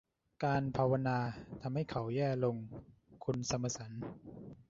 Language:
Thai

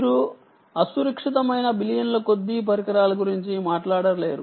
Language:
Telugu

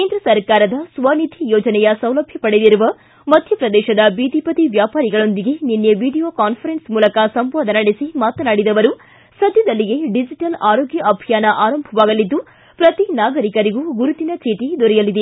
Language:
Kannada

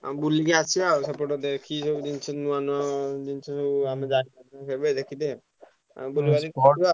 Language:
Odia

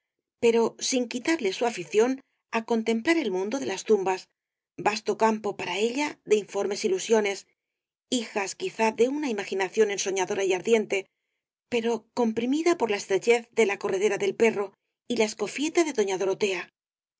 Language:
Spanish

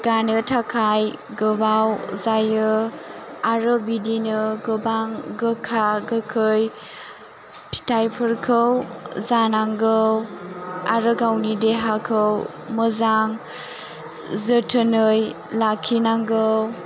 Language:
Bodo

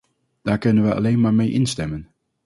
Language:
Dutch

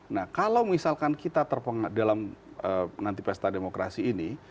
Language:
Indonesian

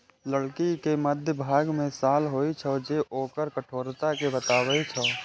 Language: Maithili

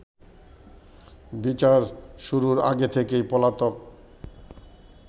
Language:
Bangla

